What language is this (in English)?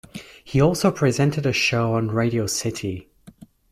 English